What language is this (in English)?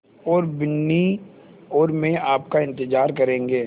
Hindi